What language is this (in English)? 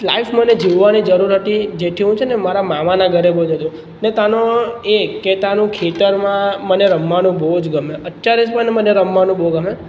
Gujarati